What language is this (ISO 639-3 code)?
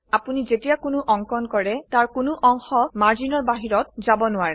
asm